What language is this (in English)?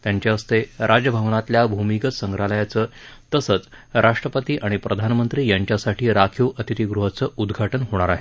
Marathi